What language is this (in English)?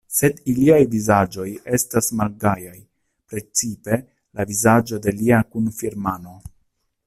Esperanto